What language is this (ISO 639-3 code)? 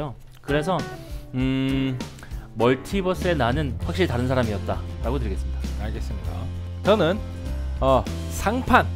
kor